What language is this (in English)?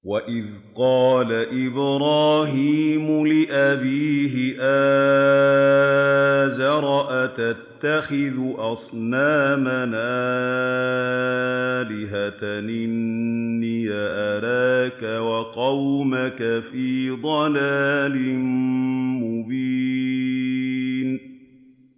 Arabic